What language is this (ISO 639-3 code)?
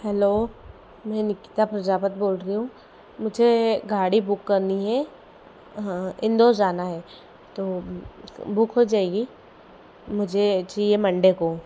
hin